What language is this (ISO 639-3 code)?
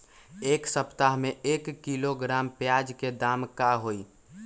mag